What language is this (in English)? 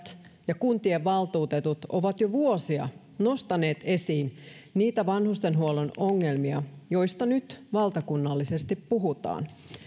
Finnish